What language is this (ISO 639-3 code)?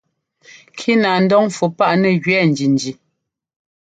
jgo